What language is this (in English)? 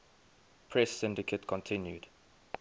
English